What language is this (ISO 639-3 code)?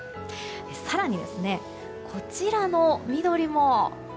jpn